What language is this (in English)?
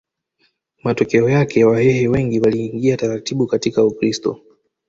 Swahili